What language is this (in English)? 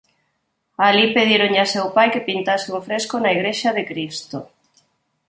Galician